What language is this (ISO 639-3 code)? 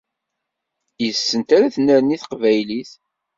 kab